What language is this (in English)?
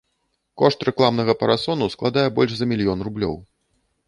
Belarusian